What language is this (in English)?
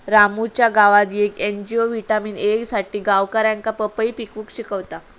Marathi